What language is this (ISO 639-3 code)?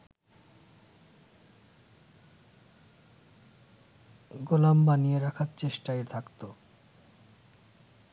ben